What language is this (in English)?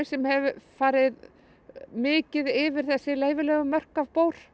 Icelandic